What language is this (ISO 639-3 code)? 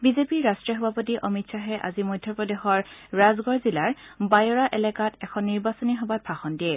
asm